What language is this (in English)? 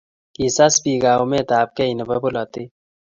Kalenjin